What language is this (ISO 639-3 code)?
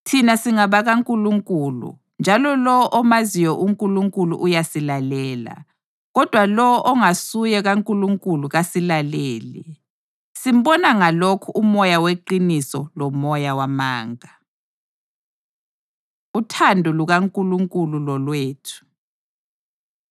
nde